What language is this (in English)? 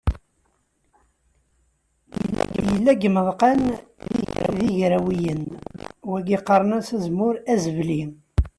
Kabyle